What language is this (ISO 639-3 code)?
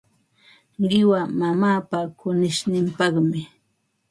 qva